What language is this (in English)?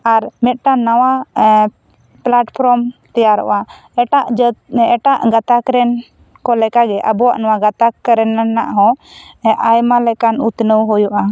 Santali